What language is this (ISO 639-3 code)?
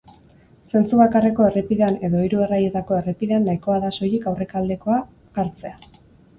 eus